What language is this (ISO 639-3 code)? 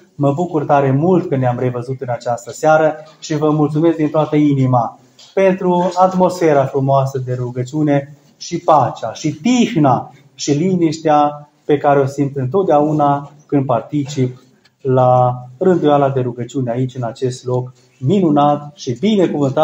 ron